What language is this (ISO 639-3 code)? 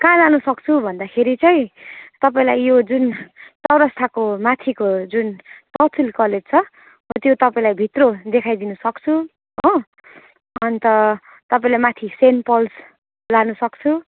nep